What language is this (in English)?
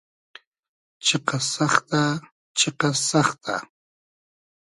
Hazaragi